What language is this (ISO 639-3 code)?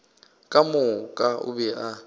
nso